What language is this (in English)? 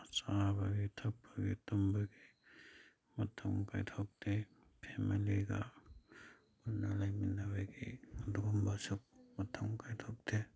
Manipuri